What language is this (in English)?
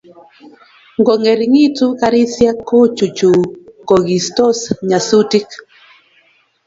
Kalenjin